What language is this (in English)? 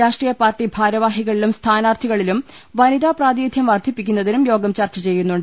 Malayalam